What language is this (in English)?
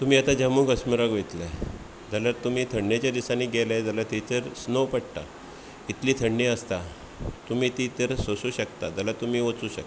Konkani